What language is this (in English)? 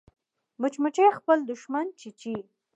Pashto